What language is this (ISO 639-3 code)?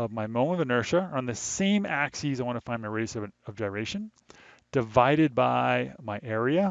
eng